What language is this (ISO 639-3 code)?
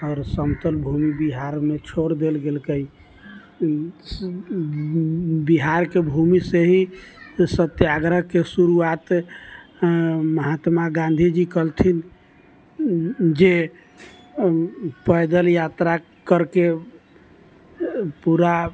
mai